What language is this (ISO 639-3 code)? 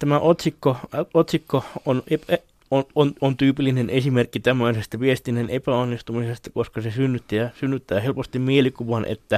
fin